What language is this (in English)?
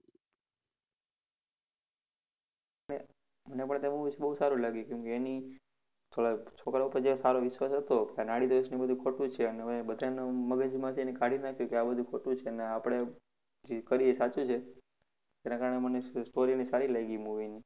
Gujarati